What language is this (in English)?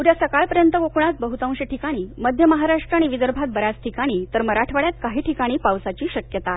Marathi